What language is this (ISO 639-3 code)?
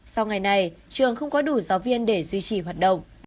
vie